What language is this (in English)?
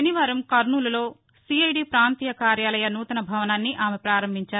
Telugu